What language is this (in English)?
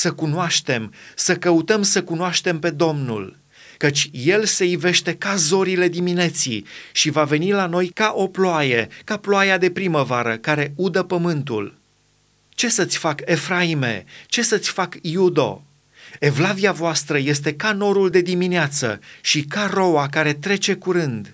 Romanian